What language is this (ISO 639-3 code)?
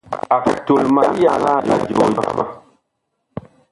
bkh